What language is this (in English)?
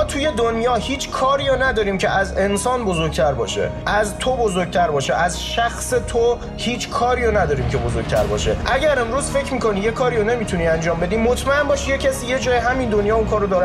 Persian